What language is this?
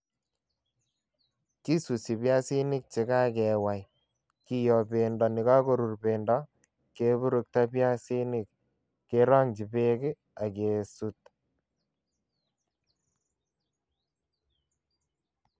Kalenjin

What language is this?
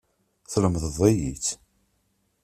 Kabyle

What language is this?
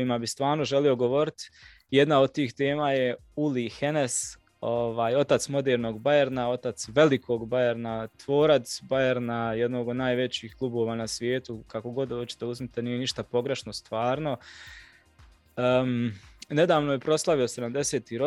Croatian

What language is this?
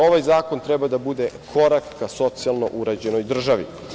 Serbian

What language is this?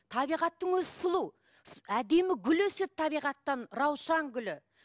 Kazakh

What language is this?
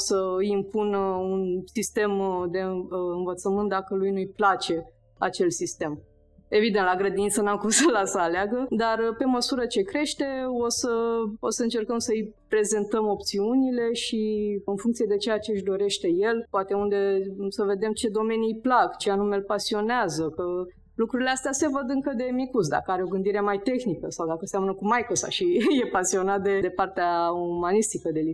Romanian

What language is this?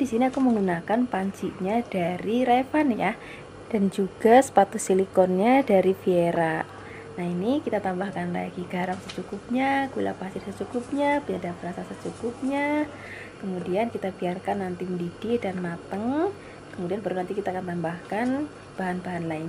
Indonesian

